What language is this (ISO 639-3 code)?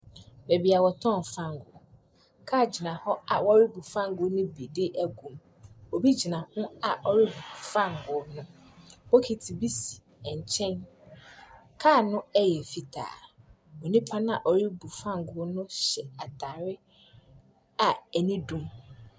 aka